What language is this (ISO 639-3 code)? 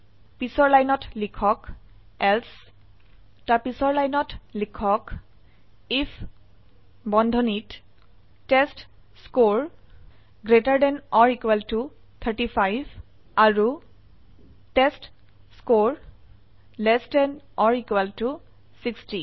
asm